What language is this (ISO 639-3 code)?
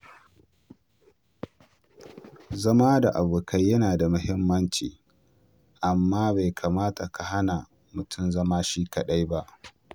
hau